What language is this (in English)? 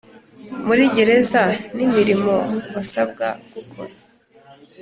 Kinyarwanda